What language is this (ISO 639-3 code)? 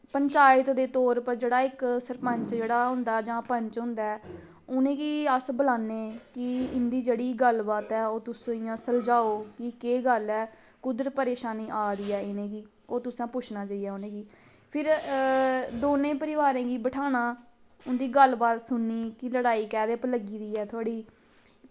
doi